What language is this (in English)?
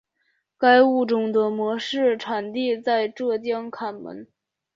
Chinese